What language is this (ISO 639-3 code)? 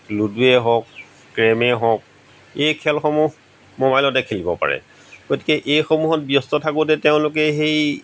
asm